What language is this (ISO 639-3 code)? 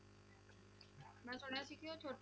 pan